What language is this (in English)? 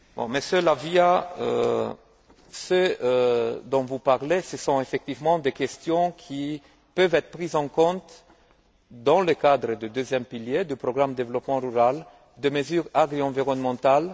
French